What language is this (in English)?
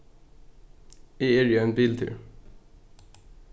Faroese